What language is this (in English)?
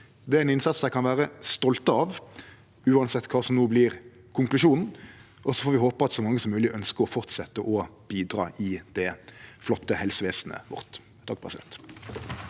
Norwegian